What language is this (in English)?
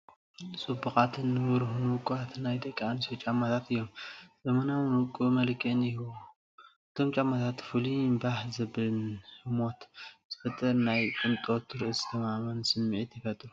Tigrinya